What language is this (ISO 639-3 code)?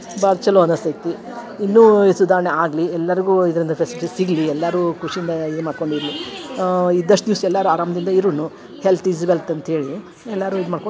kan